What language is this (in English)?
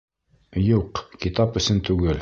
Bashkir